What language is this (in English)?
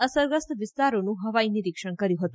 Gujarati